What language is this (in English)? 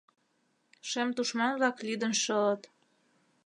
Mari